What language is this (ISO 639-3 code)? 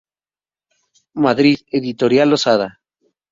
spa